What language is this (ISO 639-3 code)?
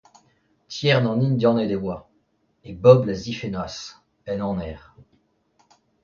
bre